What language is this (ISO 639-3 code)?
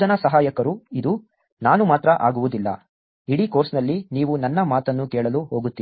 kan